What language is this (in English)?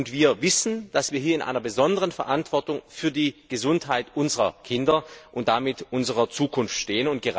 German